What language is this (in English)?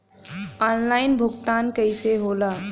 Bhojpuri